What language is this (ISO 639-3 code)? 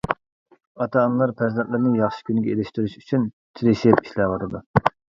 uig